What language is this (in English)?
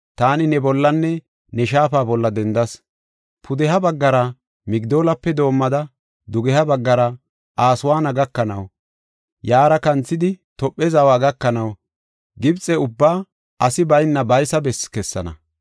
Gofa